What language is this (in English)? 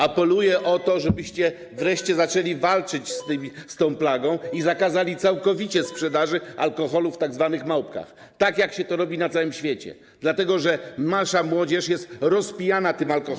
Polish